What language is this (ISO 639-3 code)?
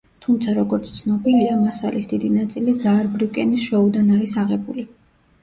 kat